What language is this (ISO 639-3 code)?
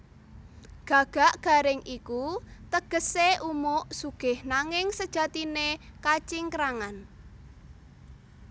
jav